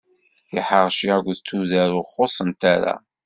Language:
Kabyle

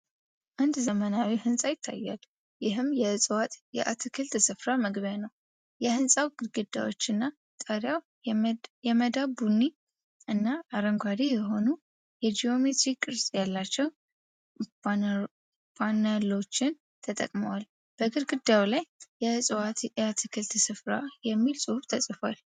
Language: Amharic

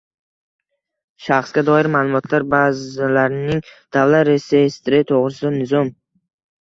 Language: Uzbek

